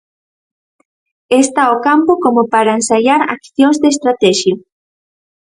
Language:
Galician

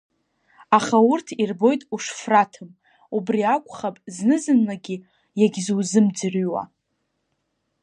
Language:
Abkhazian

